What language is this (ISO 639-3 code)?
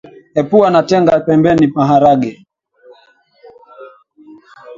swa